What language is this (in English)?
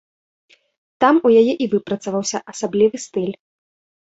Belarusian